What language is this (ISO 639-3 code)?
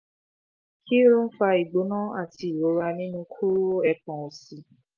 yor